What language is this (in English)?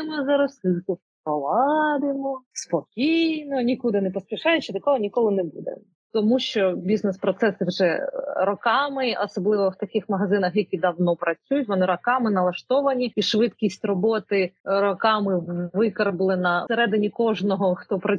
Ukrainian